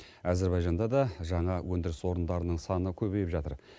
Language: Kazakh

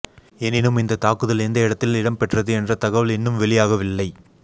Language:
Tamil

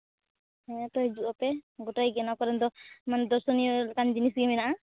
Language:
Santali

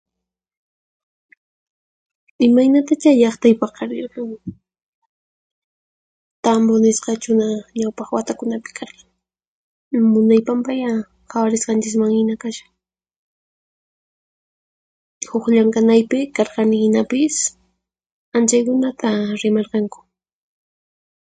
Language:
Puno Quechua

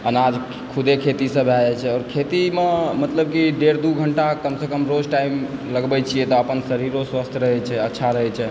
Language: Maithili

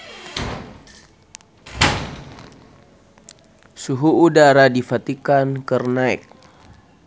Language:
Sundanese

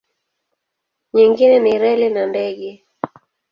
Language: Swahili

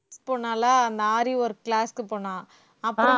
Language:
Tamil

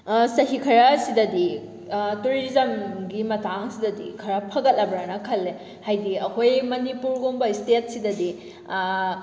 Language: Manipuri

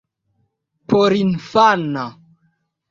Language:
Esperanto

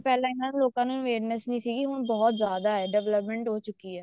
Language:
Punjabi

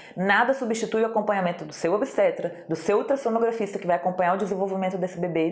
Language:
Portuguese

